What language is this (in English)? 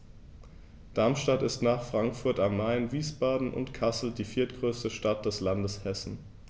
German